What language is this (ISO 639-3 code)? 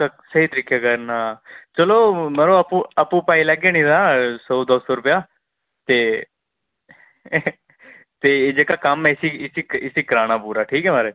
doi